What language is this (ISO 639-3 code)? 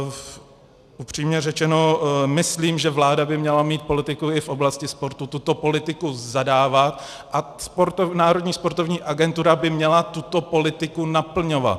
ces